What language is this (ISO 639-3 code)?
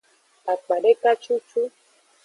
ajg